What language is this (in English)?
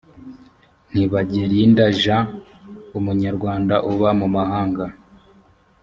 Kinyarwanda